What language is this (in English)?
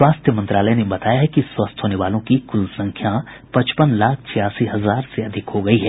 Hindi